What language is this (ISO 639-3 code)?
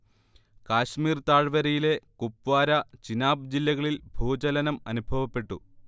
mal